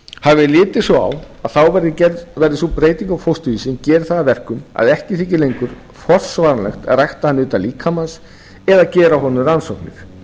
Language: Icelandic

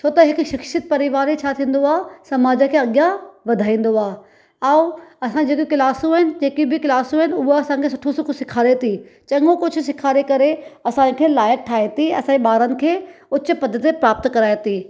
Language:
Sindhi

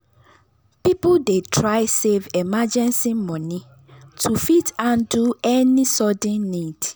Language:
Nigerian Pidgin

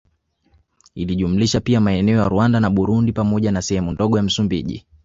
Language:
Swahili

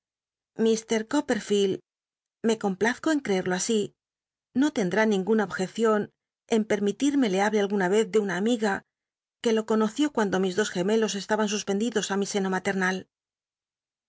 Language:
Spanish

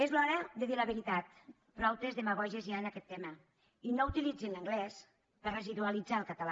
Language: Catalan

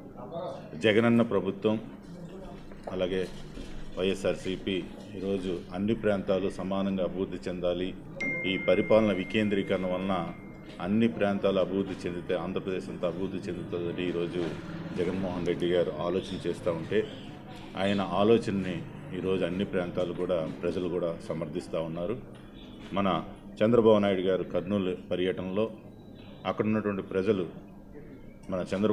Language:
Romanian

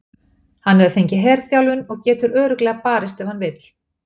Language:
Icelandic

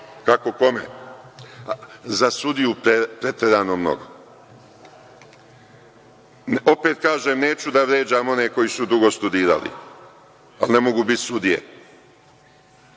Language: Serbian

